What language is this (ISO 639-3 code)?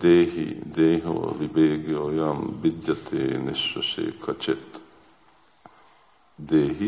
hun